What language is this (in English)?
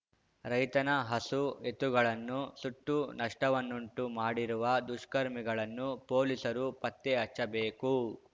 Kannada